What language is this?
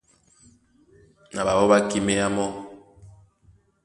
Duala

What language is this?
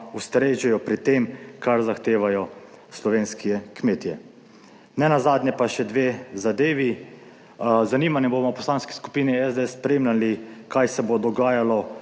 Slovenian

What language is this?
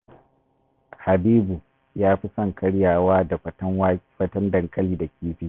Hausa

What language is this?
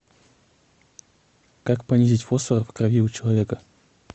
Russian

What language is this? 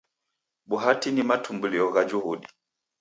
Taita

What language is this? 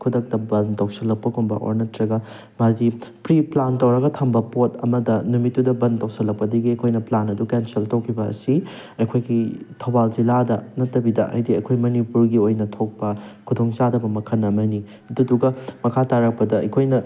Manipuri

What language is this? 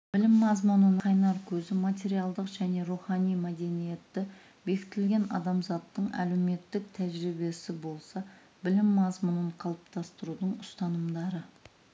Kazakh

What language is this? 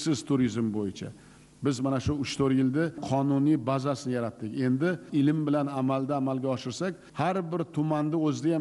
Turkish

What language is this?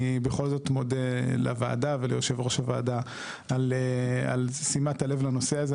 Hebrew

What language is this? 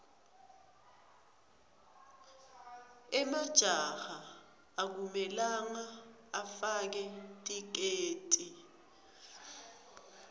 Swati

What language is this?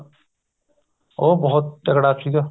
Punjabi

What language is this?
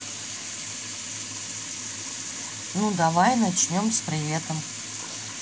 Russian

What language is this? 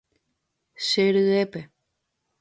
Guarani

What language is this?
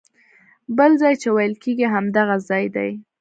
Pashto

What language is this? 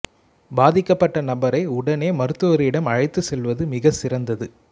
Tamil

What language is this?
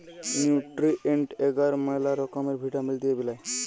Bangla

